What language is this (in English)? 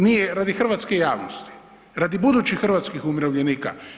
Croatian